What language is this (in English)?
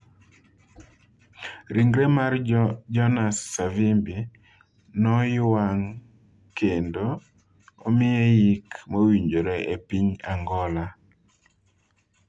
Luo (Kenya and Tanzania)